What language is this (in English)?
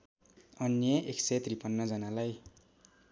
Nepali